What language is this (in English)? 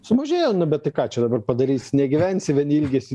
Lithuanian